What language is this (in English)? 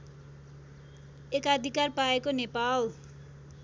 Nepali